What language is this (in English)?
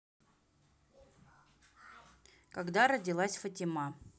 Russian